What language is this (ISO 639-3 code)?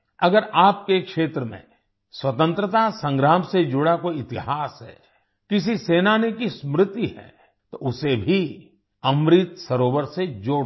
hin